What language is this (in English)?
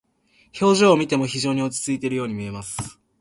Japanese